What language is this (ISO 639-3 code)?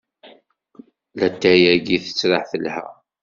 kab